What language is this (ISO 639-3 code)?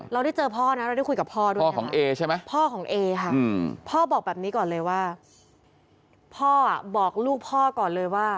tha